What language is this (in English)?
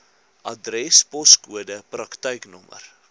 Afrikaans